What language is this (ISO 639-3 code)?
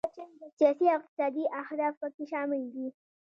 pus